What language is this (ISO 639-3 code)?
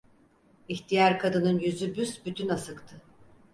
tur